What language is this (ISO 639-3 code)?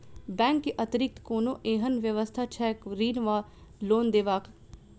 mai